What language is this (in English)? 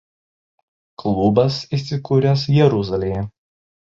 Lithuanian